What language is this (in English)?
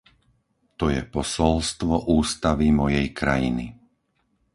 Slovak